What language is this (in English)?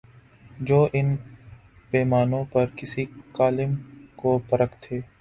Urdu